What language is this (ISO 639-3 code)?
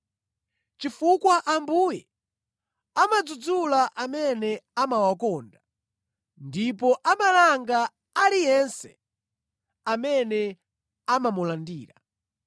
nya